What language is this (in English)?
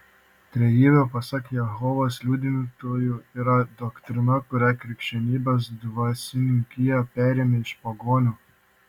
Lithuanian